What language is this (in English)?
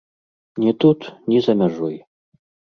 Belarusian